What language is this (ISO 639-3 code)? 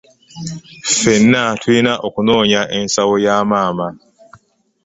lug